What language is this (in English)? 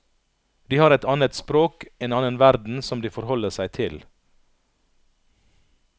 Norwegian